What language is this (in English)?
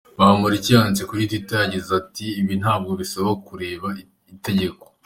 Kinyarwanda